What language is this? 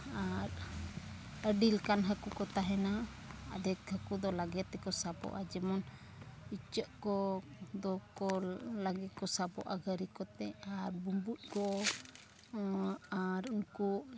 Santali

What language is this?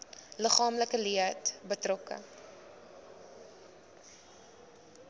Afrikaans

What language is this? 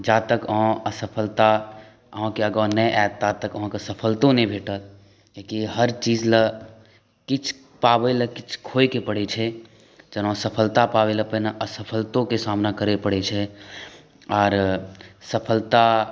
Maithili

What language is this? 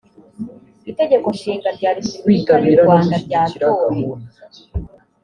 Kinyarwanda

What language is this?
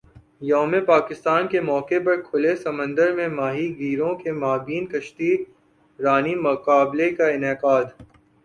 Urdu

